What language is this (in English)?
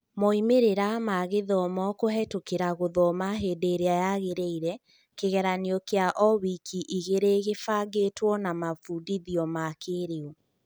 Kikuyu